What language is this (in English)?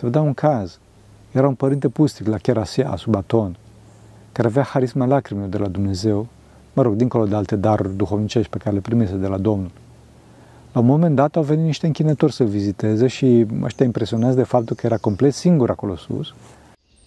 Romanian